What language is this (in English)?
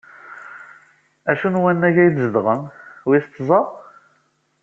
Kabyle